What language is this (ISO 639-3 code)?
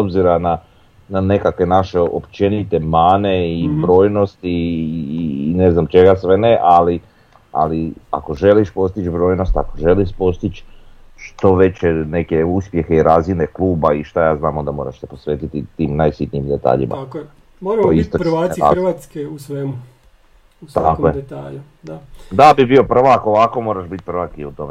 hrv